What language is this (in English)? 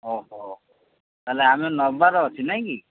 Odia